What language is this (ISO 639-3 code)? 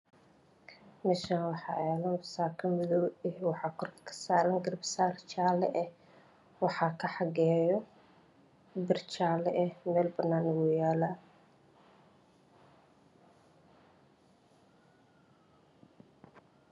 som